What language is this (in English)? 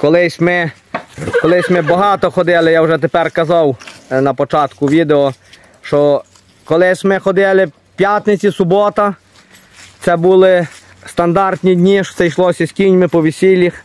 Ukrainian